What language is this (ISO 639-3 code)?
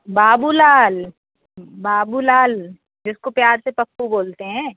hin